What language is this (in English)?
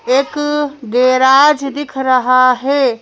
Hindi